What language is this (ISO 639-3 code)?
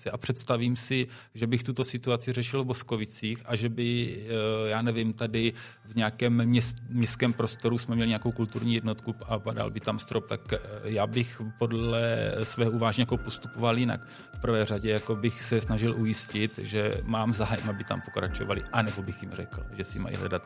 ces